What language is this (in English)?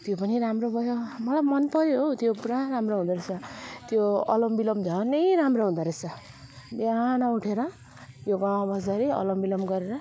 Nepali